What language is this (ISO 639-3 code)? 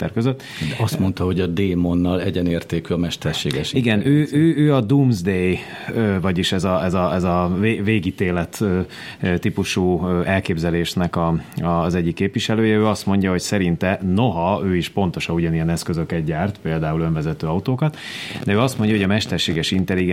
hun